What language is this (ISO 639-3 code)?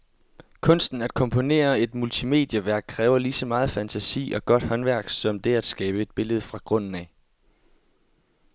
dan